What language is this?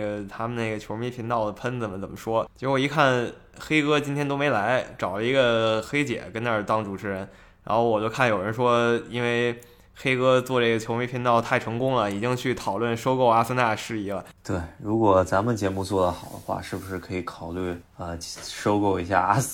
Chinese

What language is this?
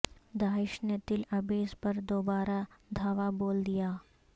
Urdu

